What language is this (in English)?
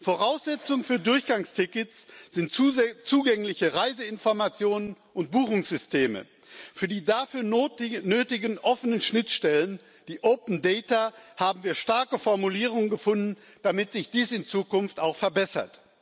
German